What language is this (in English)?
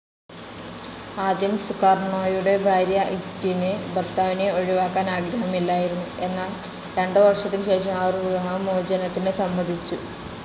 Malayalam